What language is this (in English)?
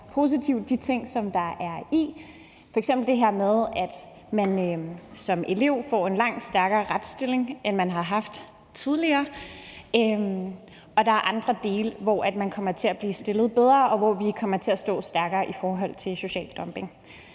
Danish